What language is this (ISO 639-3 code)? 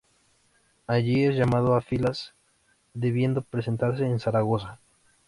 spa